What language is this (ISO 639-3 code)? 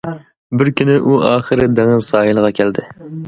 uig